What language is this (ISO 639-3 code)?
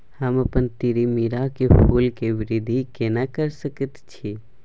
mai